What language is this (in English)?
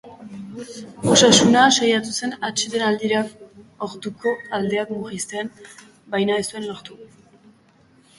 Basque